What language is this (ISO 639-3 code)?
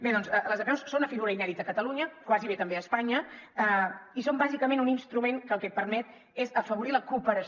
cat